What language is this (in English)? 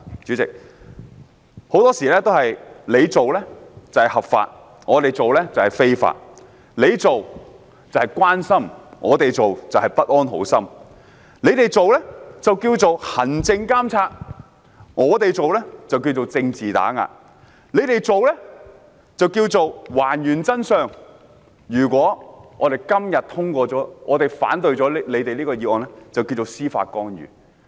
Cantonese